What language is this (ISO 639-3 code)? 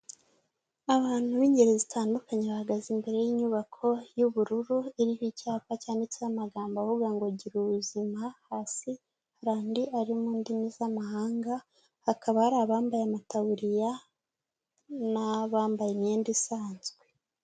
kin